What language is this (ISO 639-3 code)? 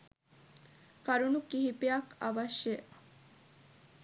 sin